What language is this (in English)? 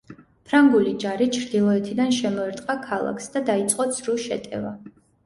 Georgian